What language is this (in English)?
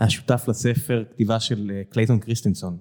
Hebrew